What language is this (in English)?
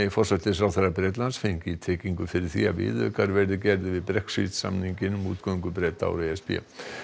Icelandic